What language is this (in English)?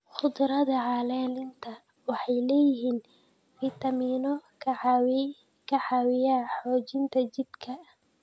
Somali